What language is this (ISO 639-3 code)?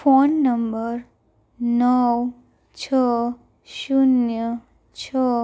guj